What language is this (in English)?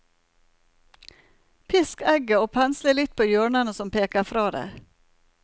Norwegian